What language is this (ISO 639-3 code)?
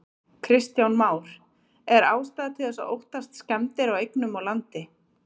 isl